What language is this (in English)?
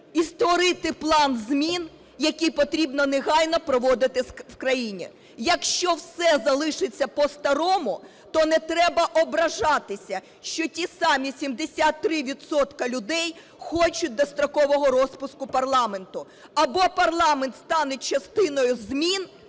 Ukrainian